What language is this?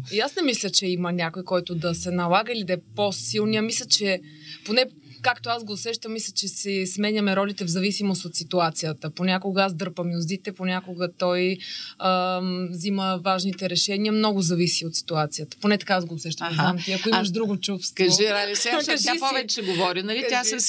Bulgarian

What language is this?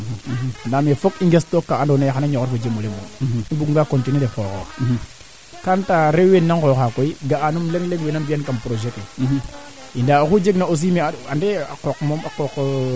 Serer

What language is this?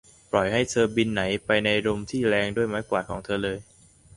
Thai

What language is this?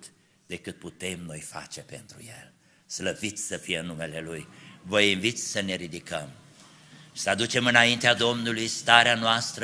Romanian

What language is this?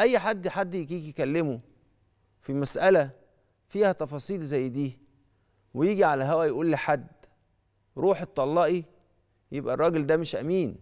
Arabic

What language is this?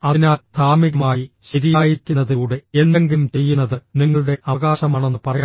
Malayalam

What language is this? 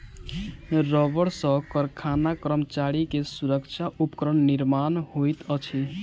Maithili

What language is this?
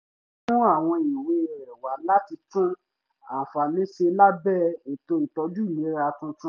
Yoruba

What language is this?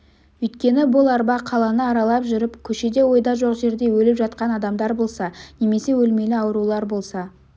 Kazakh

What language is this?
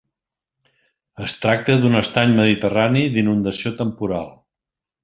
Catalan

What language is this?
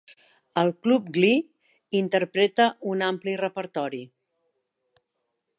Catalan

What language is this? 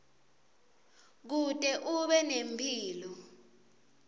Swati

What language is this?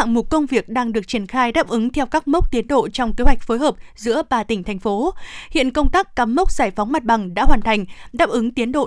Vietnamese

